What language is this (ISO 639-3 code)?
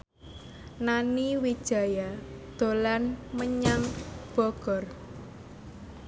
jav